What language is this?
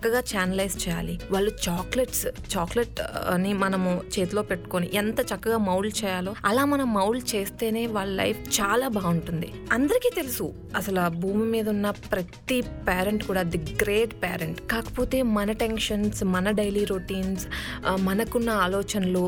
Telugu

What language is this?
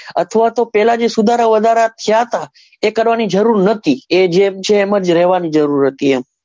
Gujarati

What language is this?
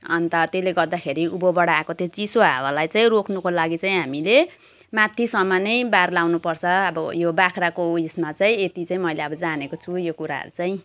Nepali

